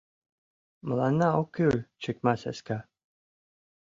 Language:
Mari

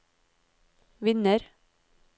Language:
Norwegian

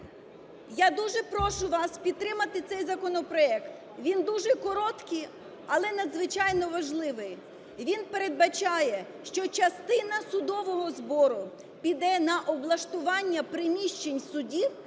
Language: Ukrainian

